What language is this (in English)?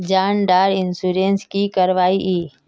Magahi